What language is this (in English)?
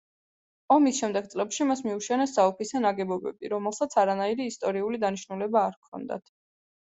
Georgian